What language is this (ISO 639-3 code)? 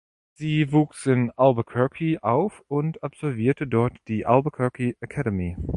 deu